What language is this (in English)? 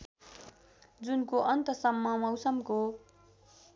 Nepali